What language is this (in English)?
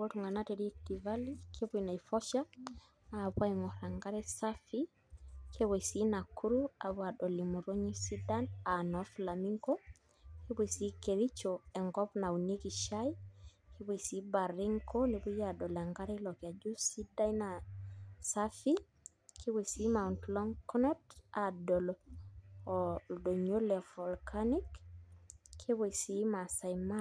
Masai